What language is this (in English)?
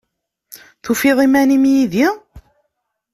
Kabyle